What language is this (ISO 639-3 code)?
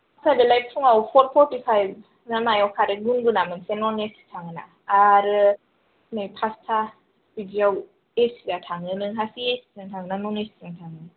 brx